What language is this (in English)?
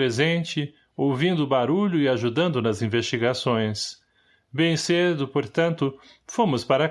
Portuguese